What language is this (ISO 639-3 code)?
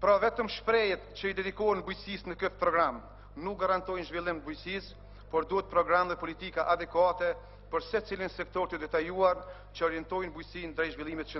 ukr